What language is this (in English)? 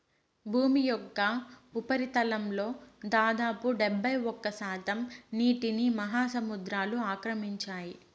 Telugu